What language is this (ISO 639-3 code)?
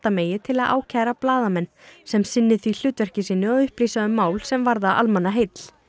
isl